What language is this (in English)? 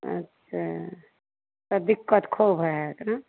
Maithili